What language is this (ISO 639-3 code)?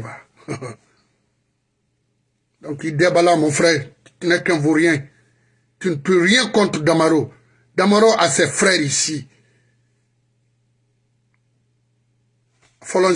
fra